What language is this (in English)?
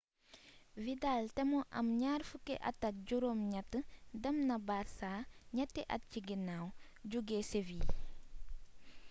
Wolof